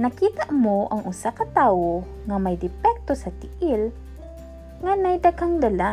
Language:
Filipino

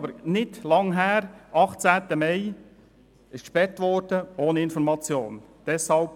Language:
Swiss German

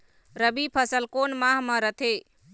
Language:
Chhattisgarhi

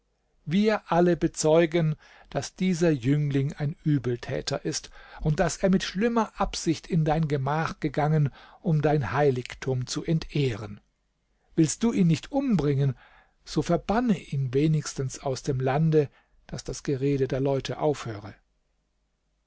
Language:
German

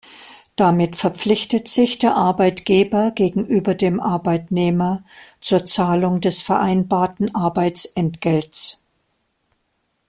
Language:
German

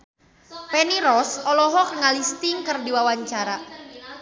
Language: Sundanese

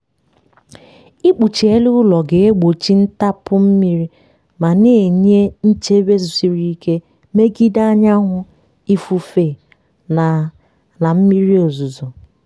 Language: Igbo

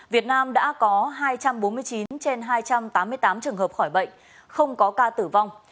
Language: Vietnamese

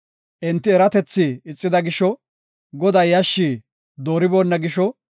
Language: Gofa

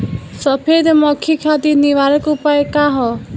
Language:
Bhojpuri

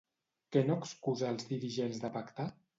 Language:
Catalan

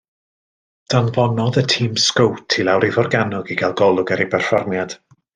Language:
Welsh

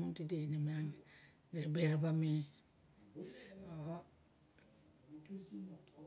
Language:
Barok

